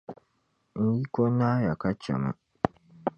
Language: Dagbani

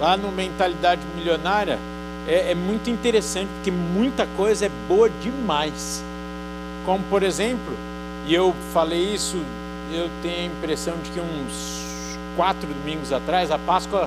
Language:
Portuguese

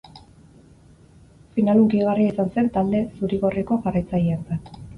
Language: Basque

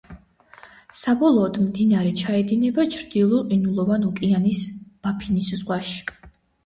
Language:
Georgian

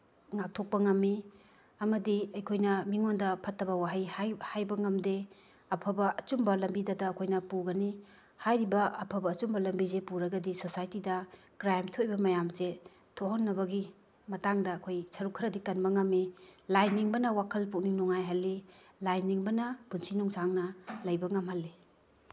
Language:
Manipuri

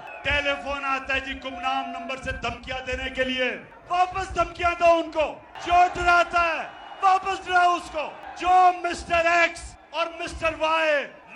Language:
Urdu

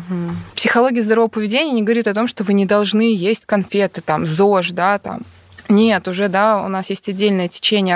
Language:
Russian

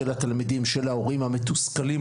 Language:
Hebrew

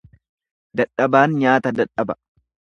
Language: Oromo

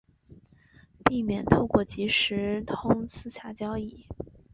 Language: Chinese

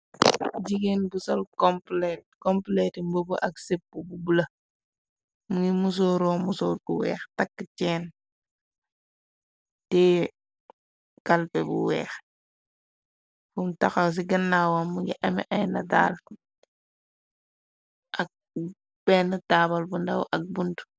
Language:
Wolof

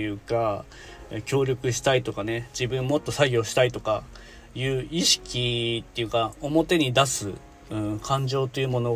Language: Japanese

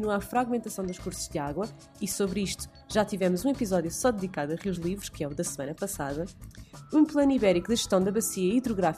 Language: Portuguese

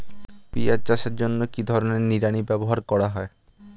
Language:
Bangla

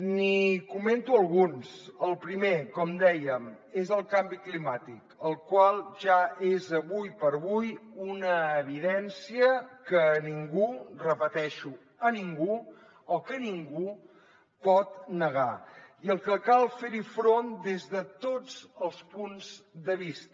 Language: Catalan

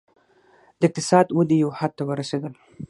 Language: Pashto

